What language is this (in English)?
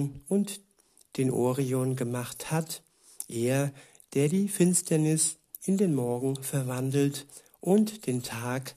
German